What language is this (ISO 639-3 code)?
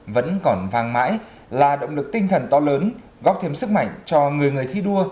vie